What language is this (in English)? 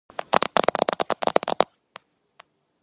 Georgian